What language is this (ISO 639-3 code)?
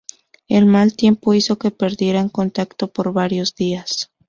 spa